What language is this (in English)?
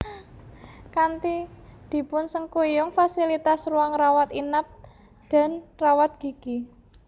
Javanese